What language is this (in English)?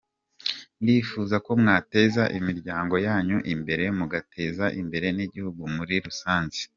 Kinyarwanda